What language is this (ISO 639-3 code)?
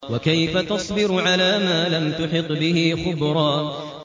ara